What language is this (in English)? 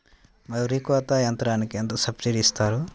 Telugu